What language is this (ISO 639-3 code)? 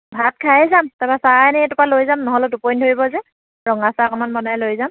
asm